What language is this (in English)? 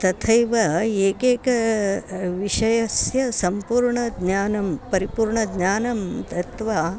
Sanskrit